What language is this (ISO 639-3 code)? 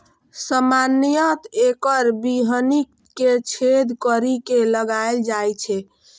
mai